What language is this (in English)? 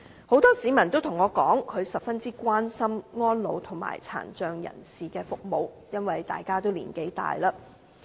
Cantonese